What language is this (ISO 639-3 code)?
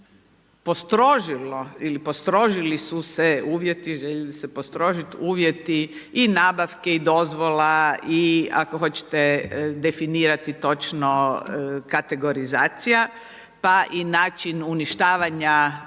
hrv